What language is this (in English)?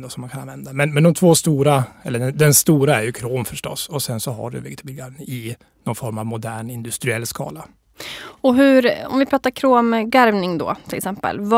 Swedish